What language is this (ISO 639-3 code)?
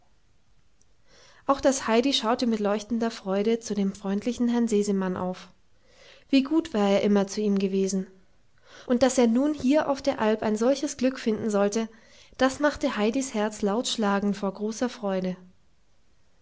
deu